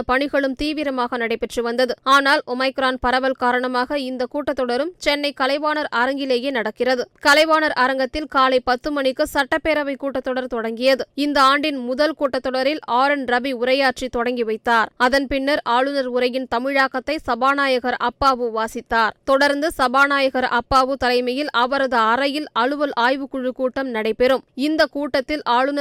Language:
Tamil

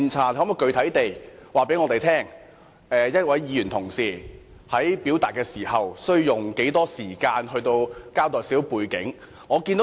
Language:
Cantonese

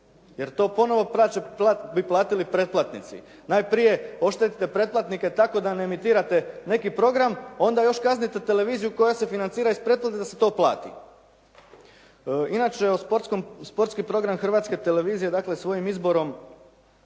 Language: Croatian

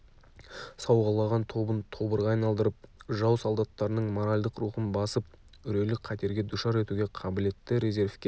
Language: Kazakh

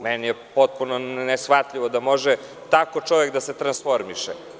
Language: Serbian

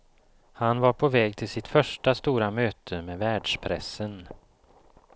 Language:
Swedish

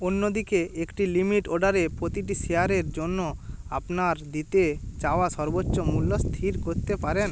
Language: Bangla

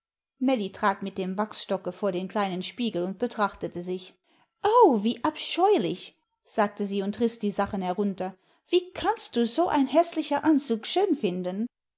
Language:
German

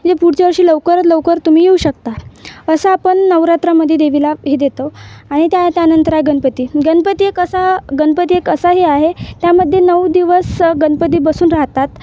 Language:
Marathi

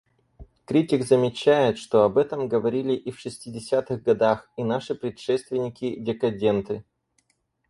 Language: Russian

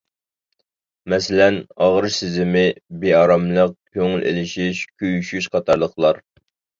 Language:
Uyghur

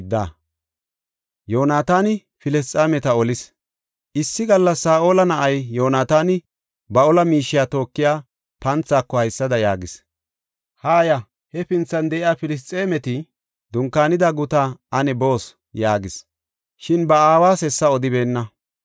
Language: Gofa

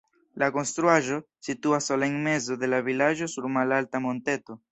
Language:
Esperanto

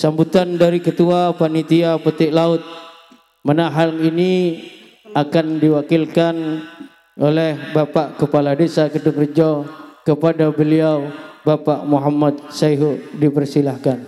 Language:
Indonesian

